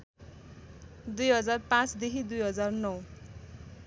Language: Nepali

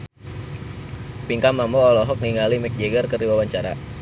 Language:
Sundanese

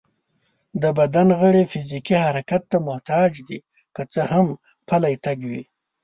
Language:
Pashto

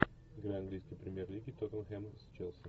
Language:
Russian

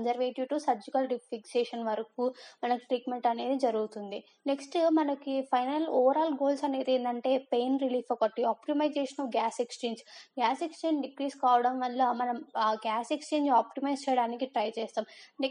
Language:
Telugu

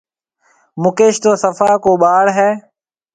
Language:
Marwari (Pakistan)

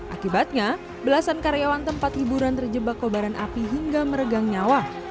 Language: Indonesian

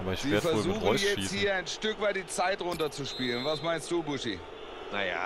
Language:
German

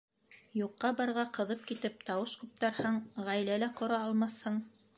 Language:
Bashkir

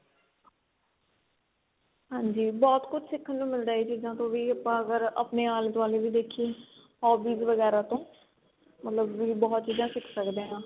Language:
Punjabi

